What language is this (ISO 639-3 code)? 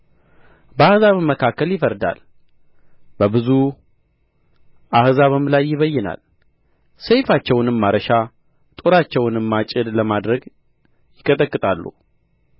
amh